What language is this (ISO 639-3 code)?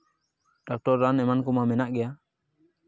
sat